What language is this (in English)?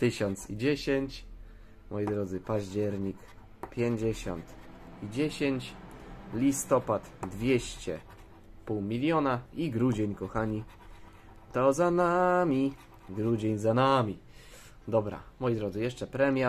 Polish